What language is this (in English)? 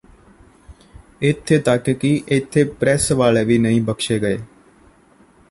Punjabi